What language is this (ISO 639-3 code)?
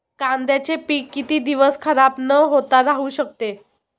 mar